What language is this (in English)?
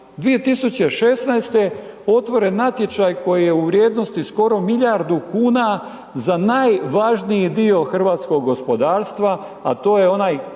Croatian